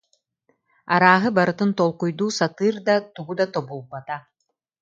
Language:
Yakut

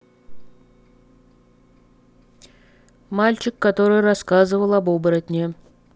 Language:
Russian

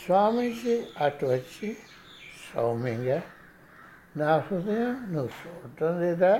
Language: Telugu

